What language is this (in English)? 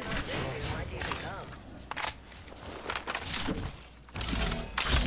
Korean